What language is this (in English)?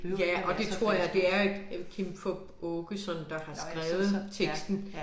Danish